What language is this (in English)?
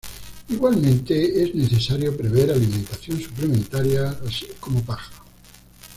Spanish